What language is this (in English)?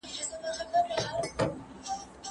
Pashto